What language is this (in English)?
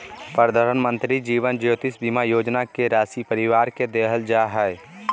Magahi